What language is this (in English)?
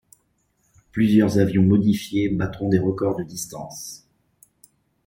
French